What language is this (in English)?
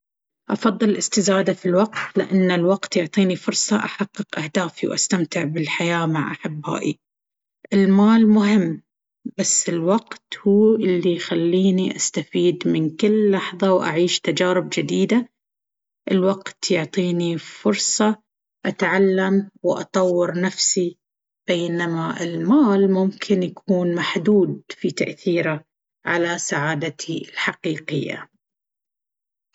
Baharna Arabic